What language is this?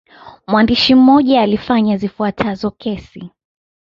Swahili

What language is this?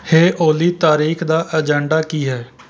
Punjabi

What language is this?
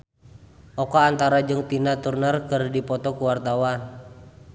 Sundanese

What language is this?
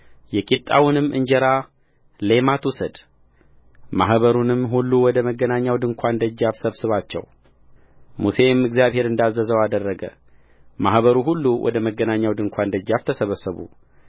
Amharic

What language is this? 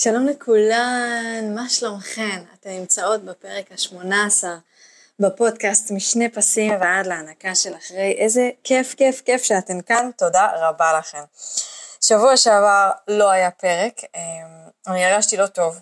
Hebrew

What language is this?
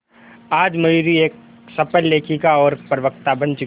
Hindi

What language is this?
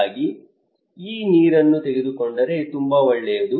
Kannada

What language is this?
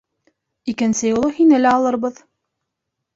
Bashkir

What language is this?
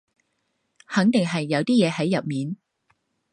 Cantonese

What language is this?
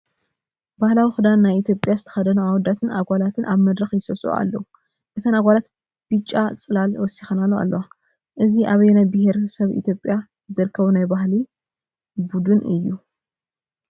Tigrinya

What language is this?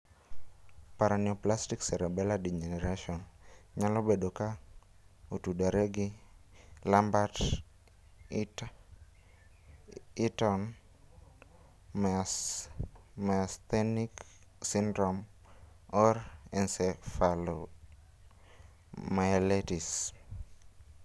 Luo (Kenya and Tanzania)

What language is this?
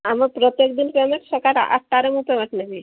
Odia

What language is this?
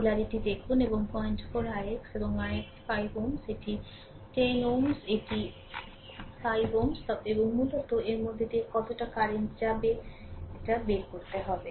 Bangla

